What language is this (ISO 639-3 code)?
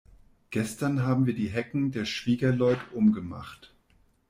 deu